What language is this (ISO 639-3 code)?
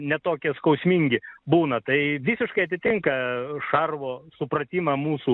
lit